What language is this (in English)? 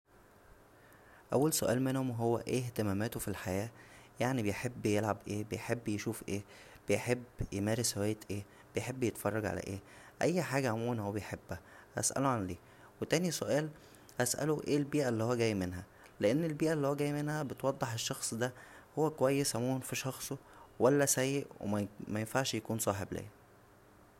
Egyptian Arabic